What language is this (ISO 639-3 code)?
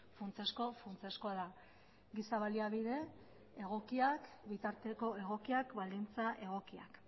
eus